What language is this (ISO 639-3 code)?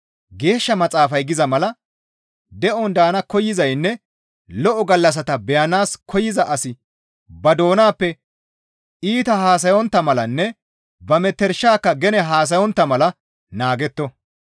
gmv